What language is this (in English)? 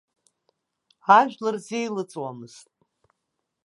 Abkhazian